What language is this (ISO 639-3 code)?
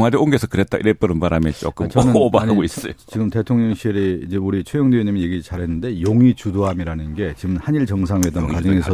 kor